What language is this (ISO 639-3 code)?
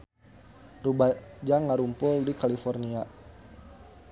sun